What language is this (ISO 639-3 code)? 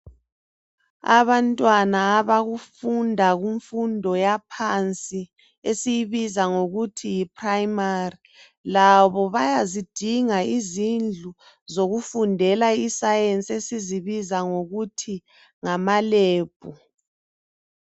nde